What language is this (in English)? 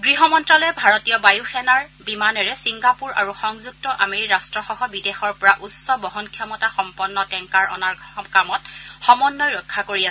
Assamese